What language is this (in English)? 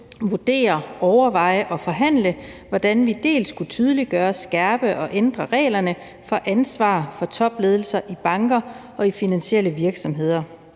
Danish